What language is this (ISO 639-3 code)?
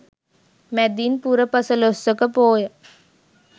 sin